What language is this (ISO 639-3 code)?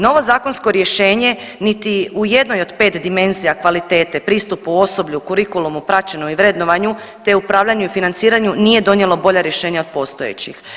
hrv